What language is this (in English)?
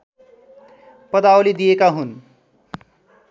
Nepali